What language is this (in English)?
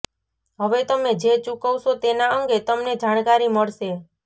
Gujarati